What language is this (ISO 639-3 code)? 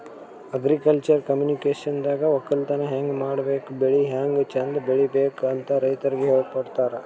kan